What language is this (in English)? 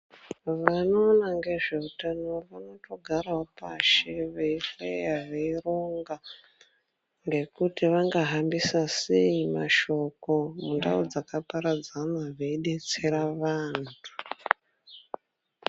Ndau